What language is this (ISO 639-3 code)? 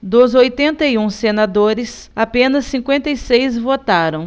por